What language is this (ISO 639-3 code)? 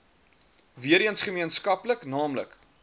afr